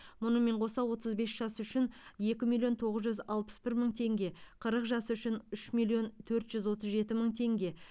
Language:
Kazakh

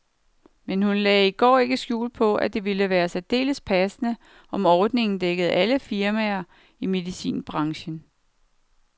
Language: Danish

